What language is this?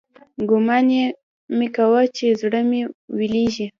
Pashto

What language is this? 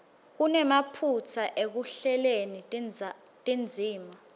Swati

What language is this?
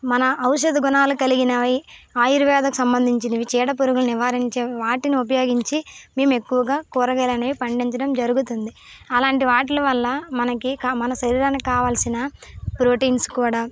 Telugu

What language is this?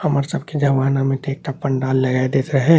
Maithili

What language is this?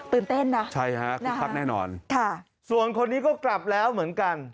Thai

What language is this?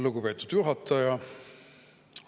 Estonian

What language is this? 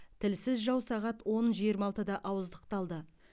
Kazakh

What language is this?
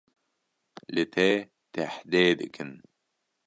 Kurdish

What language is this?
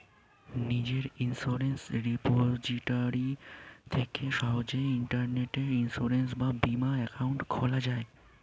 Bangla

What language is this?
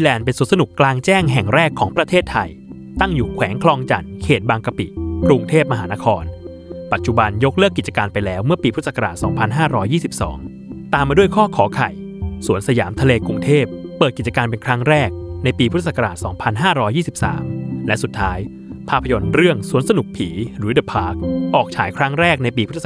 Thai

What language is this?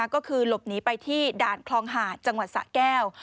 Thai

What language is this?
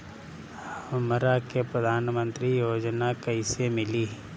Bhojpuri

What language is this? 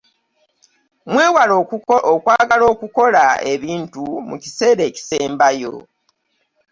Ganda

